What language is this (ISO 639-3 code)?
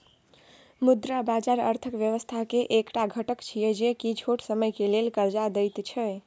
mai